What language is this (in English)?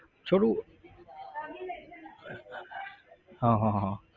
Gujarati